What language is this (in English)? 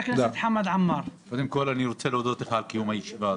Hebrew